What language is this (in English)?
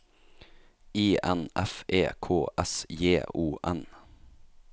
Norwegian